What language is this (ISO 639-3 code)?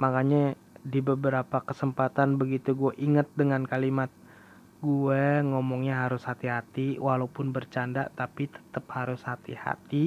ind